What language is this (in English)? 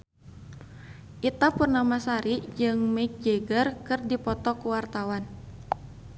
Sundanese